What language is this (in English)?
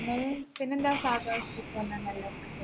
Malayalam